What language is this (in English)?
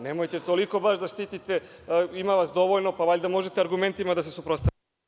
Serbian